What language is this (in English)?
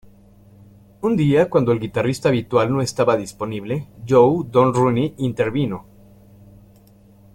Spanish